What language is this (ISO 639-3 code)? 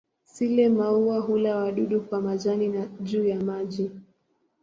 swa